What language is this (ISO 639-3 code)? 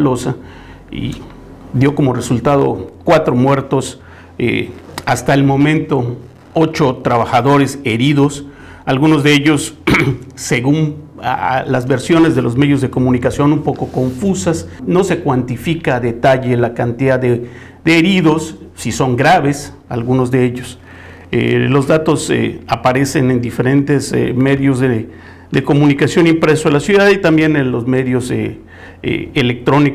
spa